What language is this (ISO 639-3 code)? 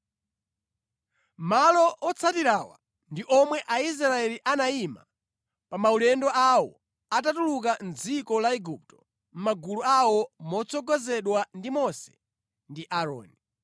nya